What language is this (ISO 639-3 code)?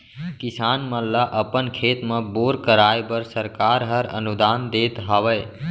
hne